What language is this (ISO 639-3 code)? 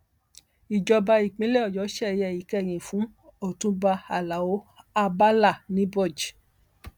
yor